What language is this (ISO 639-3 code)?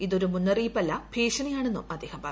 mal